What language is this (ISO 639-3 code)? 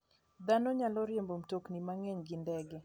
luo